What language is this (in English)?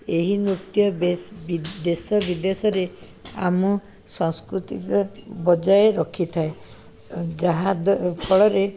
Odia